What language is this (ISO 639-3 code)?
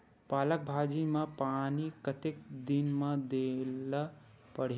hne